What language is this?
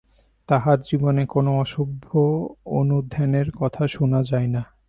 Bangla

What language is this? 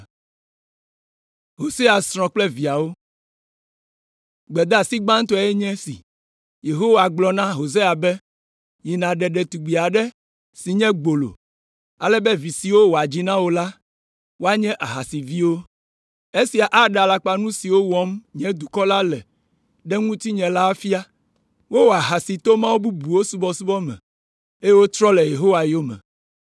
Ewe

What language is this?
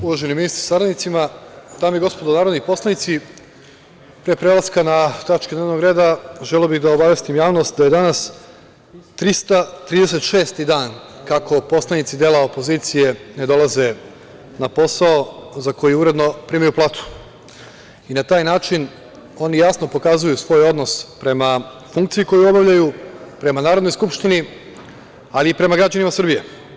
Serbian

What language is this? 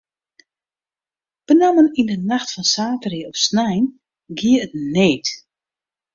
Western Frisian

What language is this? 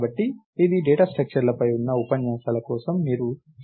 Telugu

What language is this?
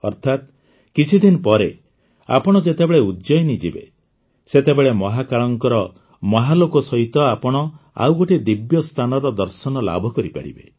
Odia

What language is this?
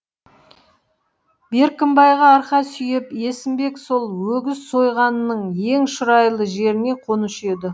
Kazakh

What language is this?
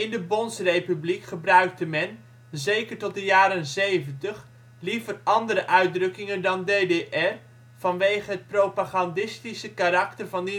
Dutch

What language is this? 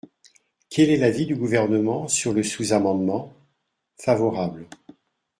French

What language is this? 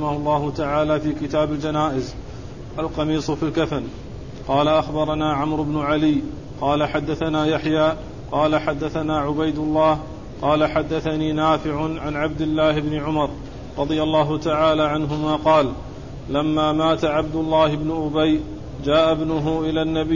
Arabic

